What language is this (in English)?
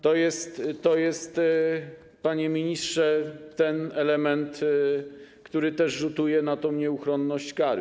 Polish